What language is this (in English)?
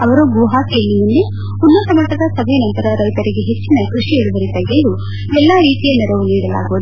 Kannada